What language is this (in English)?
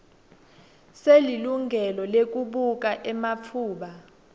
Swati